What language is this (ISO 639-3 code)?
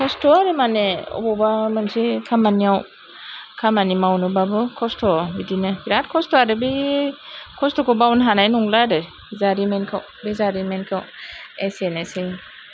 brx